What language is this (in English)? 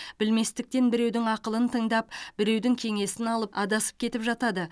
Kazakh